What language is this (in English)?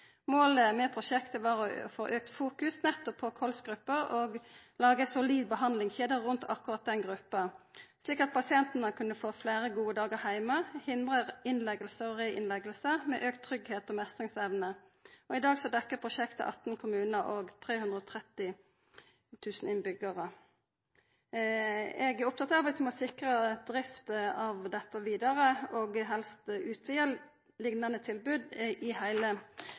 Norwegian Nynorsk